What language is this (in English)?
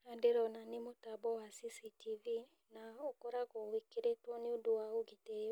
Kikuyu